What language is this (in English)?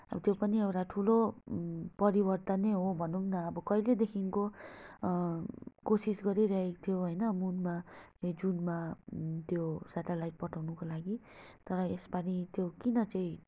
Nepali